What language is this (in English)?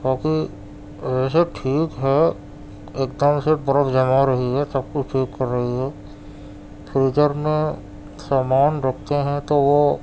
Urdu